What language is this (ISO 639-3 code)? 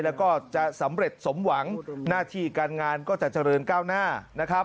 tha